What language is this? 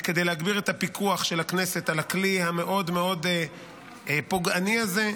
Hebrew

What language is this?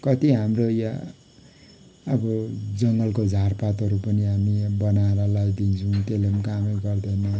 Nepali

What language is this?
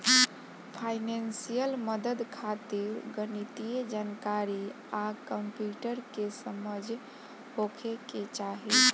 Bhojpuri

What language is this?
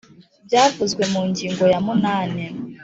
Kinyarwanda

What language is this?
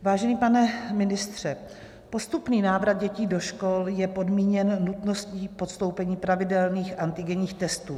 Czech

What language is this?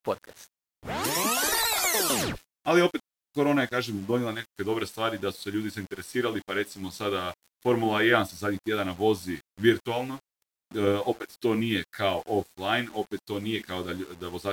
Croatian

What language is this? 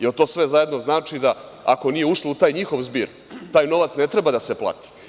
Serbian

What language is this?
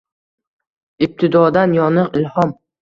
Uzbek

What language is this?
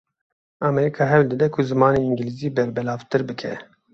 Kurdish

